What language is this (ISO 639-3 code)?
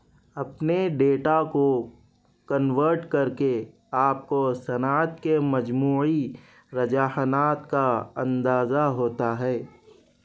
urd